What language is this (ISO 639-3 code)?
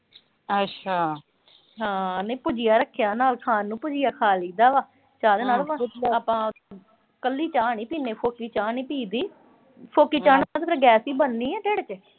pan